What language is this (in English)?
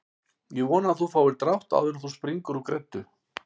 Icelandic